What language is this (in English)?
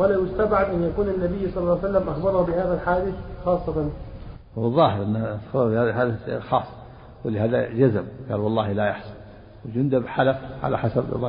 Arabic